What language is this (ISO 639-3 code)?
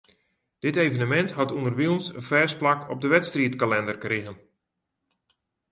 fry